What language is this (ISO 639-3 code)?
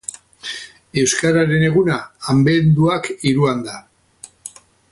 eus